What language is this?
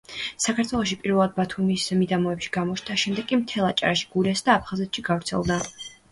Georgian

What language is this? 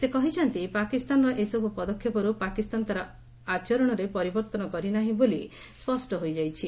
Odia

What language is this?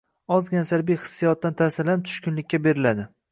Uzbek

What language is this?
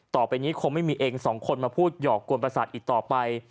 Thai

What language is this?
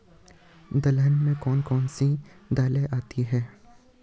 Hindi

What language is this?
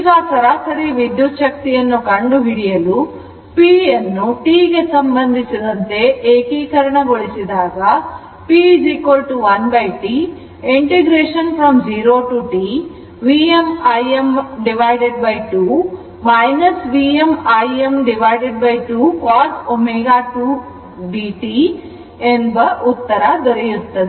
Kannada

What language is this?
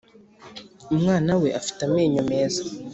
Kinyarwanda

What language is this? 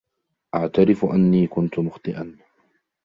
Arabic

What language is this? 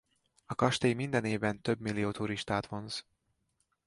Hungarian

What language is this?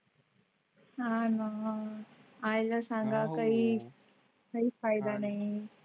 Marathi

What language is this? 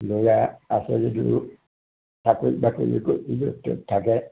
Assamese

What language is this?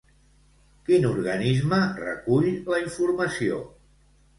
Catalan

